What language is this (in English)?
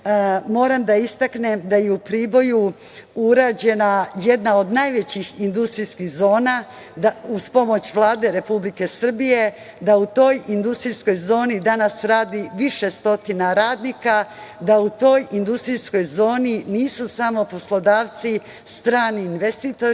Serbian